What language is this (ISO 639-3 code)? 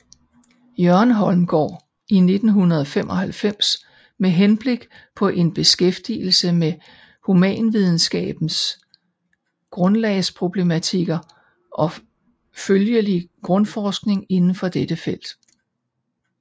dan